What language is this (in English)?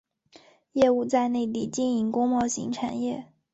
Chinese